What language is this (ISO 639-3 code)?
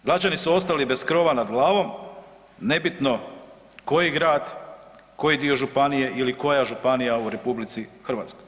hrv